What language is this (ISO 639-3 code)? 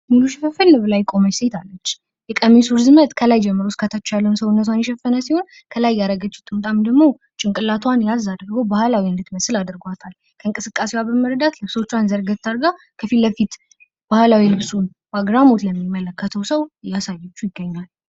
amh